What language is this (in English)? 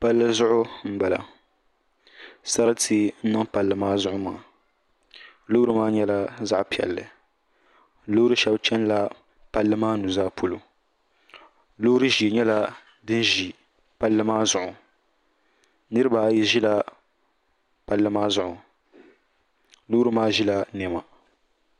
Dagbani